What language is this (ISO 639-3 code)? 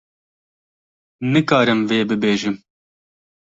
kur